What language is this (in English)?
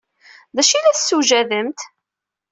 Kabyle